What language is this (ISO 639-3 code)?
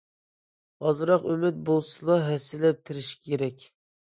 uig